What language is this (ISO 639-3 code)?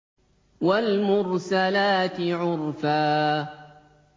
ara